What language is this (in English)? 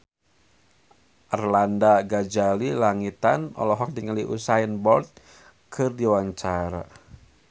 Sundanese